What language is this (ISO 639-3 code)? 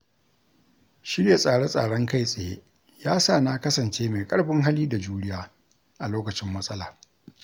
hau